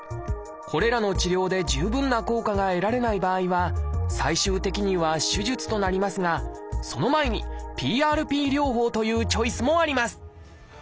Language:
Japanese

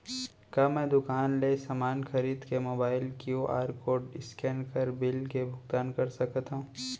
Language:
Chhattisgarhi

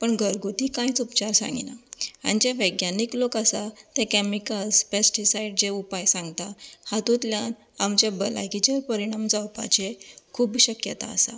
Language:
Konkani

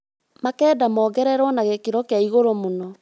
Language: Kikuyu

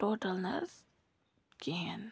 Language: Kashmiri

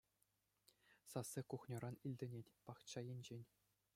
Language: Chuvash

